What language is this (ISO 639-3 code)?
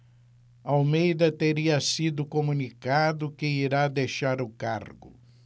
por